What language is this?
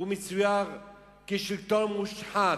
Hebrew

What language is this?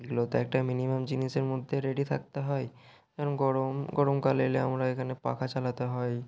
Bangla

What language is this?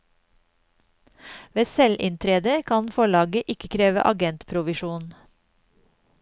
Norwegian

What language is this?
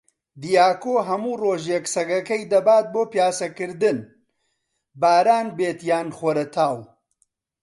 Central Kurdish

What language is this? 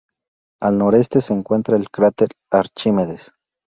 Spanish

